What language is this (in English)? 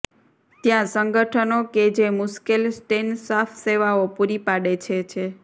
Gujarati